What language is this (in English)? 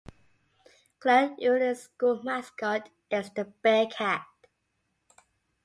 English